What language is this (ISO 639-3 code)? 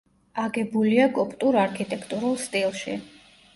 kat